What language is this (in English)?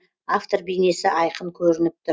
Kazakh